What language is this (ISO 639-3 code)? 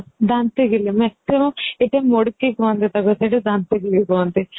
ori